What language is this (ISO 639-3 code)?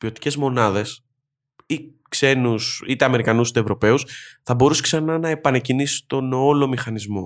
ell